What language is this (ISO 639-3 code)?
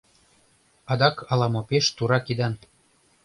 chm